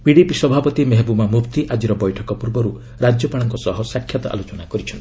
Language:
Odia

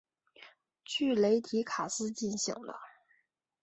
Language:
Chinese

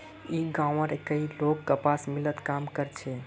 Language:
Magahi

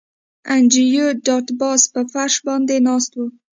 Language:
Pashto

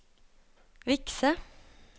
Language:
Norwegian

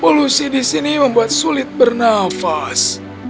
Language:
Indonesian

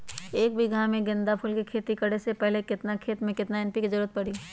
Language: Magahi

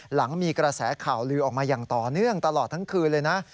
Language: Thai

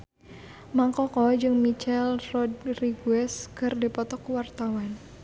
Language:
Sundanese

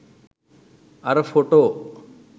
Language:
Sinhala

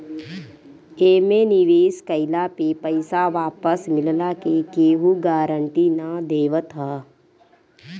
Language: Bhojpuri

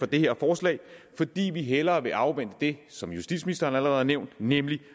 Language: Danish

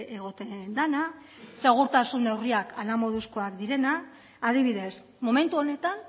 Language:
Basque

